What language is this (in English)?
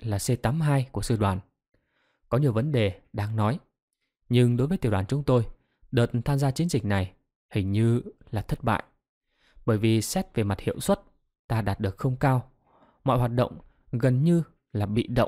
Vietnamese